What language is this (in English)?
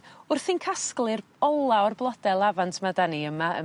Welsh